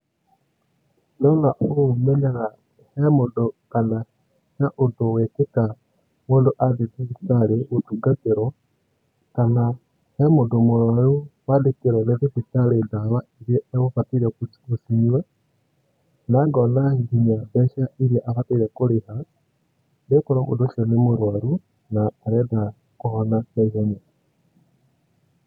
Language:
Kikuyu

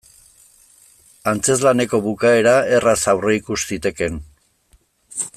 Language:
Basque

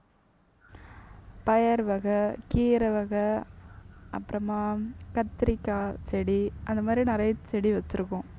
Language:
Tamil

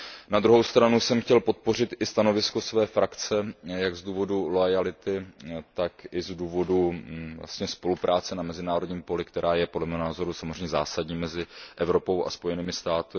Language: Czech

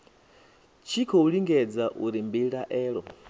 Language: Venda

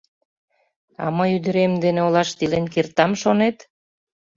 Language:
Mari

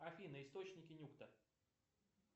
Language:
Russian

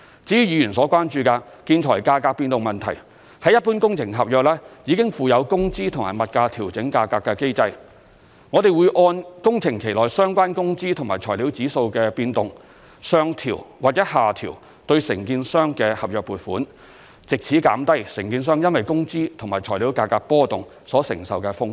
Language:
Cantonese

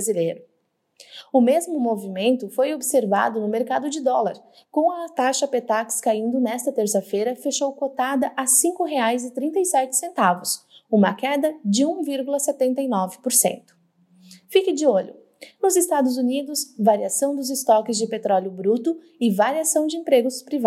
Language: Portuguese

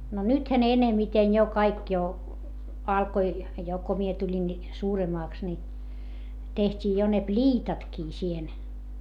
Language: Finnish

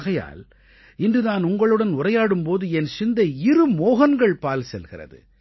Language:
Tamil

